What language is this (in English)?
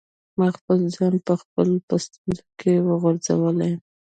Pashto